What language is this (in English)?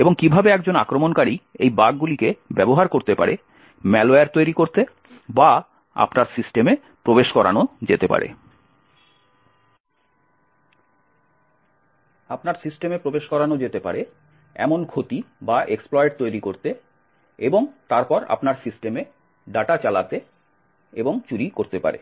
Bangla